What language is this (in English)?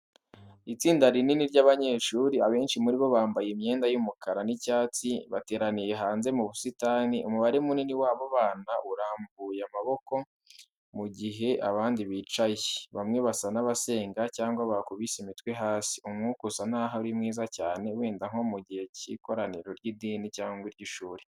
Kinyarwanda